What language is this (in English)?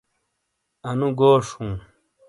Shina